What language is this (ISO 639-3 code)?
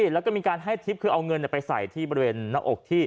tha